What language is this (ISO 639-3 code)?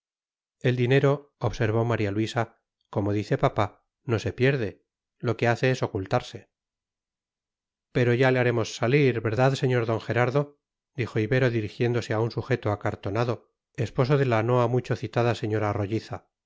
spa